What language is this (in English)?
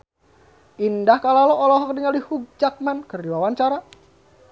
Sundanese